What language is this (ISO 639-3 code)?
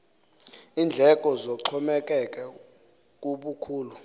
xho